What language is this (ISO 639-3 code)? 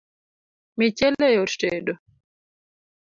luo